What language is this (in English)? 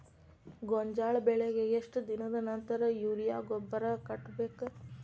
Kannada